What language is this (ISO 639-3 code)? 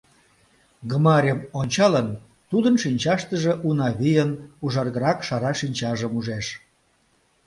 chm